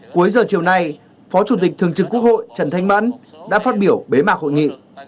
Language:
Vietnamese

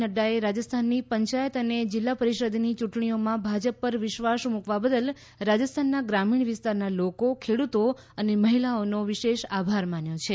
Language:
Gujarati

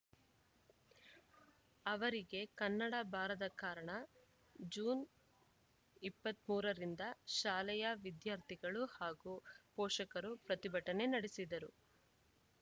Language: Kannada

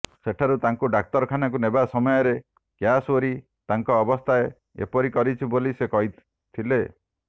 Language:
Odia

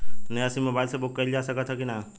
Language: Bhojpuri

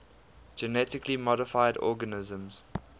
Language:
English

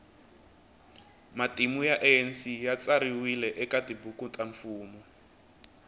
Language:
Tsonga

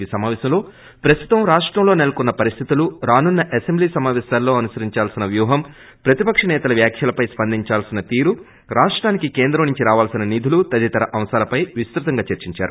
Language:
Telugu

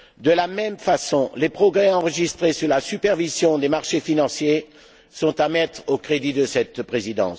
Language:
French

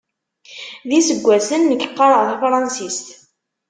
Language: Kabyle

